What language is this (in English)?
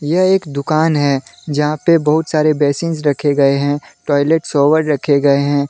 Hindi